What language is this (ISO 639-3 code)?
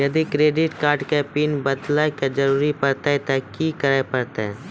mai